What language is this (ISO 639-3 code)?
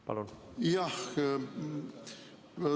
est